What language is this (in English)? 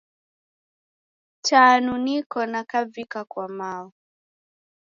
Taita